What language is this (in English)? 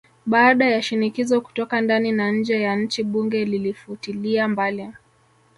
Swahili